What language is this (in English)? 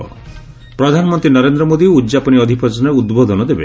Odia